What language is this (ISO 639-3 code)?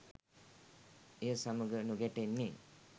sin